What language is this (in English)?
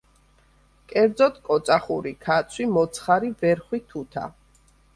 Georgian